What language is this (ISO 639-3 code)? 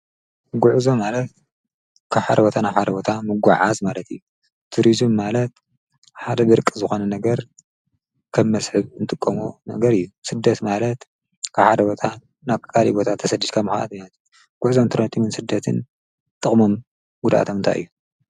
tir